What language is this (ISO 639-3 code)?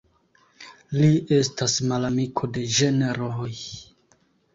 epo